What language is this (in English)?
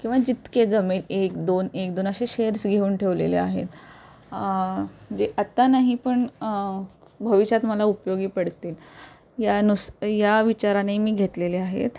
Marathi